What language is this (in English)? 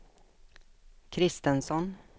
Swedish